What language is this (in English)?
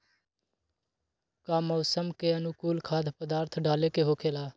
Magahi